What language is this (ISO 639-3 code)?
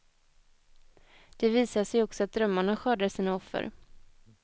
swe